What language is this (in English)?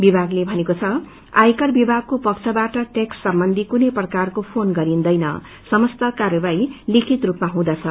Nepali